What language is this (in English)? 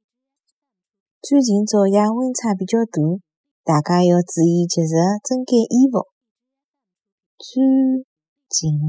Chinese